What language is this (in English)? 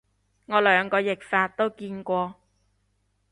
Cantonese